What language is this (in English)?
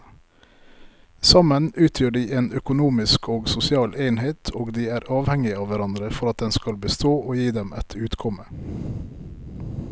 Norwegian